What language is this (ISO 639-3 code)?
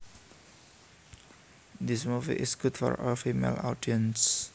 jav